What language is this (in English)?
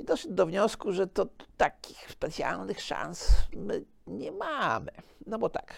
Polish